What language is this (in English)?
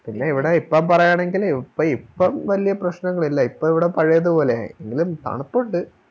Malayalam